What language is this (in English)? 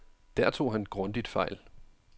Danish